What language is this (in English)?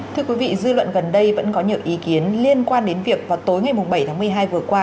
Vietnamese